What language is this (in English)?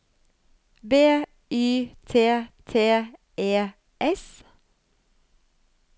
Norwegian